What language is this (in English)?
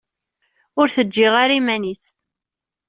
Kabyle